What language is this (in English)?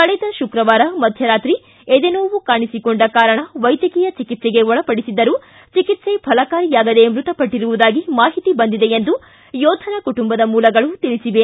Kannada